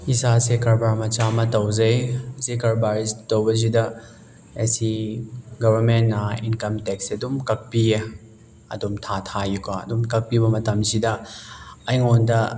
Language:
Manipuri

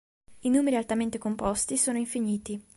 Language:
Italian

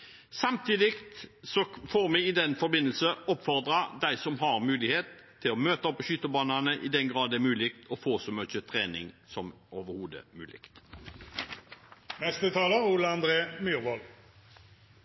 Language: Norwegian Bokmål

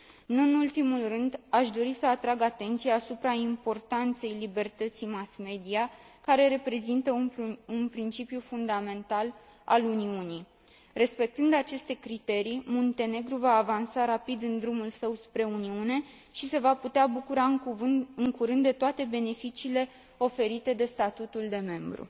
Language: Romanian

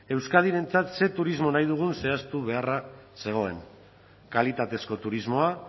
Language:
Basque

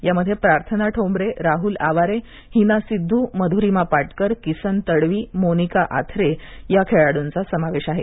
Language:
Marathi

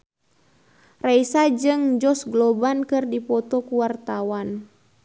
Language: Sundanese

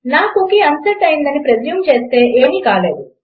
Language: Telugu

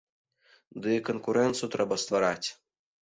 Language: Belarusian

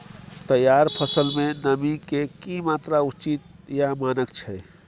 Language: Maithili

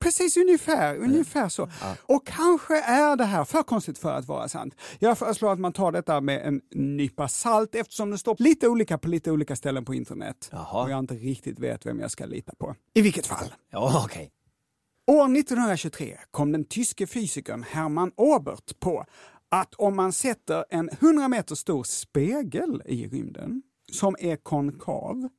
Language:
Swedish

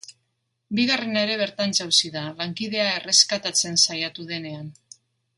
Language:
Basque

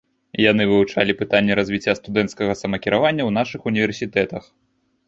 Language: Belarusian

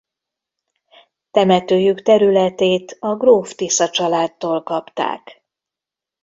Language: Hungarian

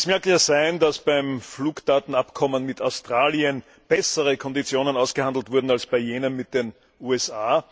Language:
German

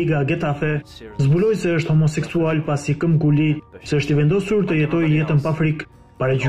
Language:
Romanian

